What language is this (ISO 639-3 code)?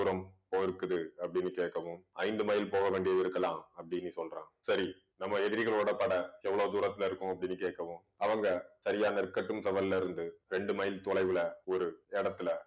tam